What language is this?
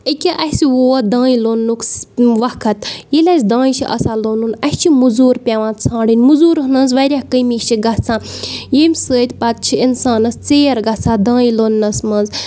Kashmiri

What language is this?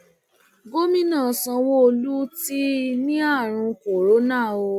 Yoruba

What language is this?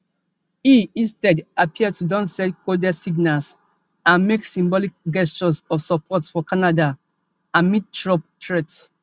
Nigerian Pidgin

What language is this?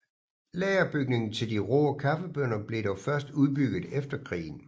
Danish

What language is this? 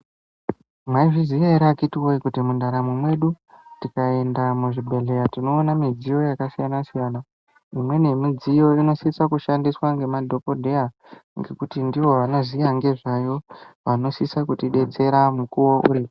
Ndau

